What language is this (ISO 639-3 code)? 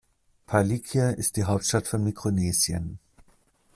deu